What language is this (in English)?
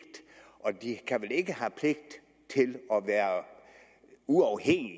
Danish